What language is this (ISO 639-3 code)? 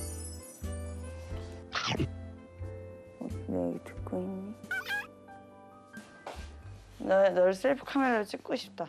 kor